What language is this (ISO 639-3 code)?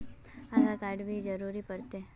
mag